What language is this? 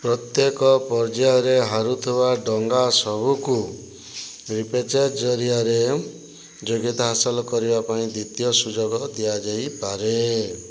Odia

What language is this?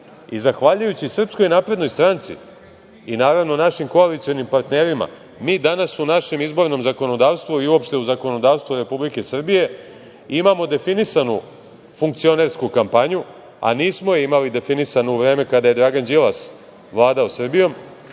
Serbian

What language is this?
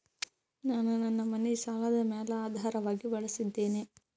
Kannada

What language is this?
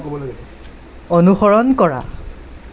Assamese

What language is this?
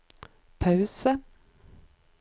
Norwegian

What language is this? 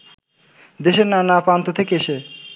Bangla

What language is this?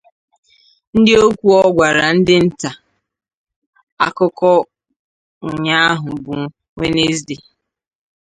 Igbo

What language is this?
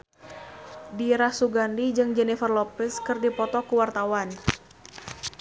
Sundanese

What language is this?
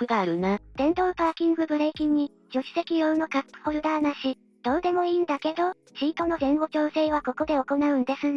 Japanese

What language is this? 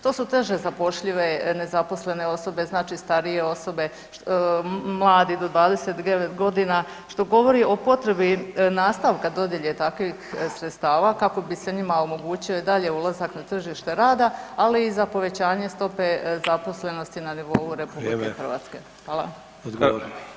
Croatian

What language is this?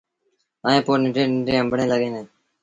Sindhi Bhil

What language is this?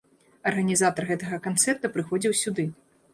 Belarusian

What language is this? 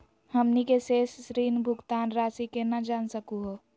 Magahi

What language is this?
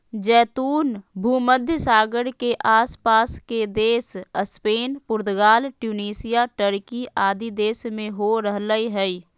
Magahi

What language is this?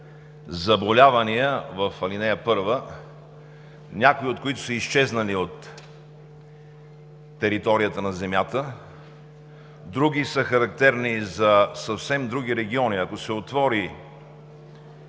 Bulgarian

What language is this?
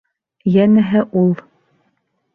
Bashkir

